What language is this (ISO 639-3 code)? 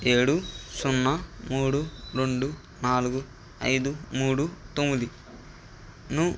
tel